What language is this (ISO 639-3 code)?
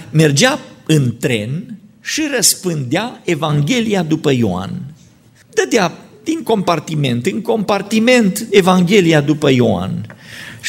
ron